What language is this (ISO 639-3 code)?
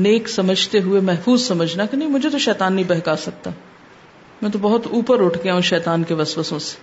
urd